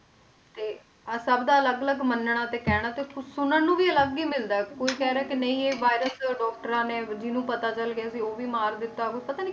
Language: Punjabi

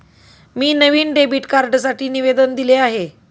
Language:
Marathi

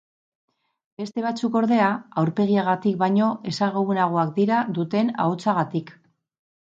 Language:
Basque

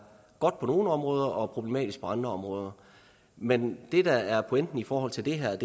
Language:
Danish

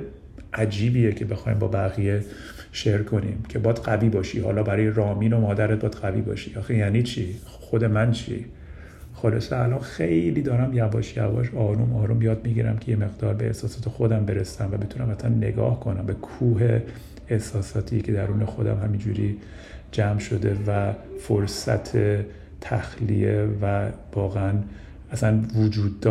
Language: Persian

